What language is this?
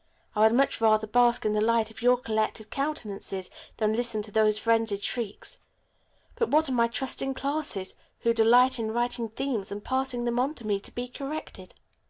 English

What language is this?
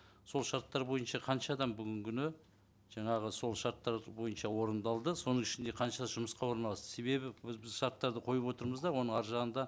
Kazakh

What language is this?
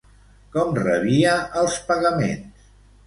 Catalan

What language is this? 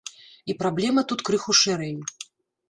Belarusian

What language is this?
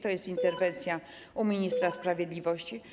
Polish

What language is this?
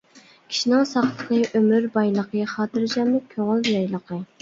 Uyghur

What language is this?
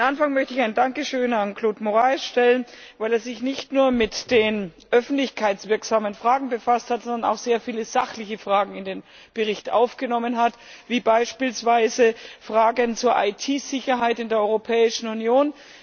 German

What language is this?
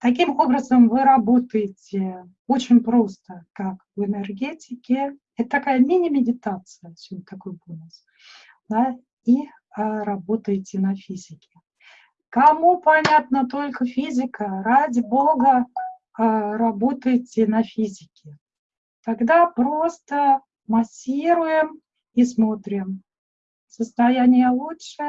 Russian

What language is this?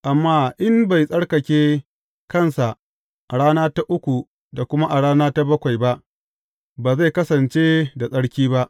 Hausa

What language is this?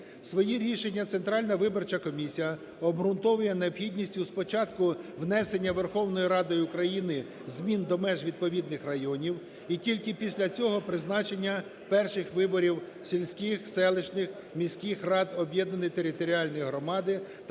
Ukrainian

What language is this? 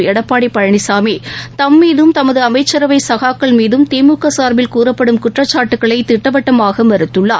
Tamil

